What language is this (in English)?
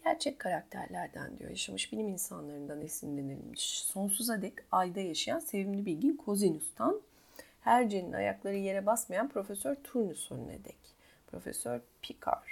Turkish